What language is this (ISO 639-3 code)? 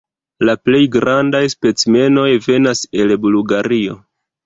epo